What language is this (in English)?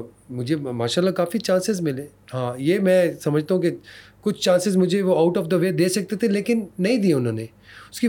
Urdu